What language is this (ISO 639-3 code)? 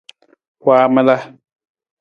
nmz